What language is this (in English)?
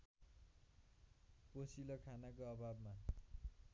Nepali